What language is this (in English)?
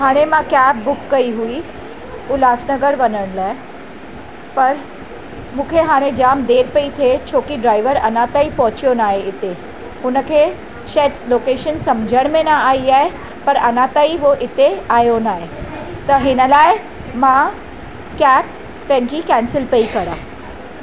Sindhi